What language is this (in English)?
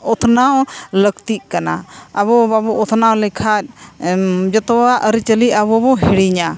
Santali